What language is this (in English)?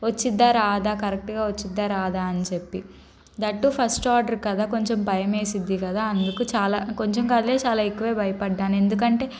Telugu